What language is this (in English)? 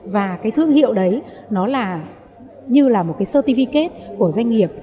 Vietnamese